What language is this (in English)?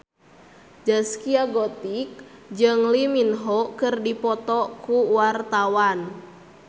Sundanese